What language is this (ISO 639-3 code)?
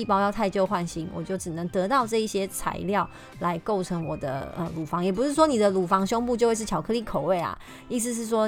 zho